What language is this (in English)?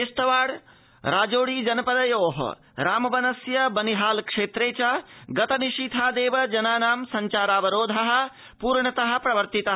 Sanskrit